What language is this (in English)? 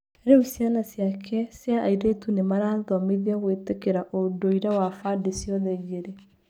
Kikuyu